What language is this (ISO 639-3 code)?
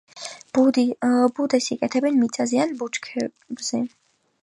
kat